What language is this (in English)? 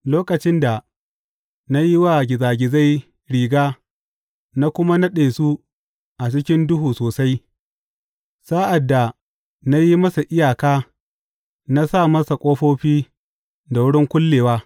Hausa